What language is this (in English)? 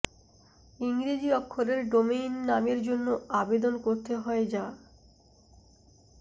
Bangla